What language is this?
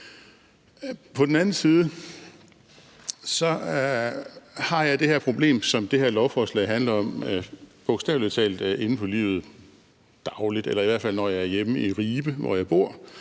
Danish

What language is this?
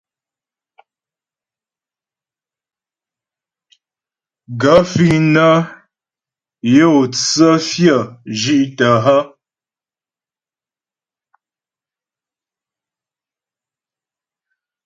Ghomala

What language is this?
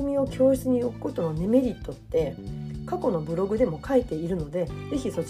Japanese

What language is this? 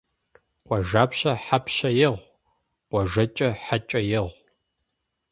Kabardian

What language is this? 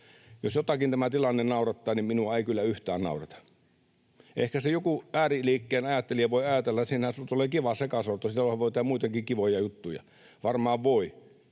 Finnish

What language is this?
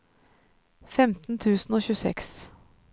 Norwegian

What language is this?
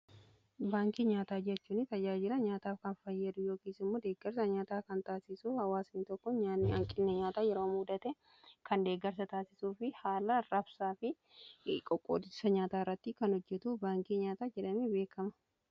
Oromo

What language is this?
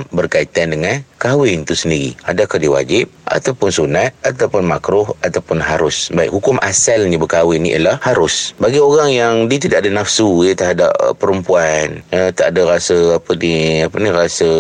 Malay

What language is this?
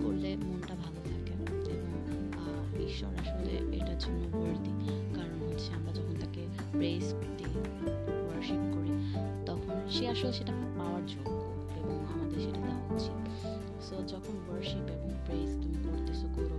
Bangla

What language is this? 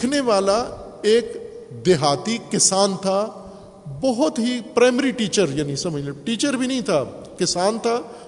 Urdu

